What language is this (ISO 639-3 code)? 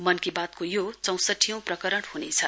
nep